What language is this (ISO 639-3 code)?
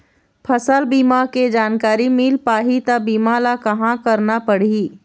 hne